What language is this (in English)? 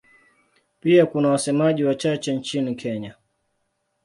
Swahili